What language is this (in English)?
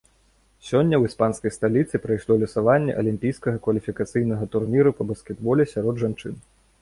Belarusian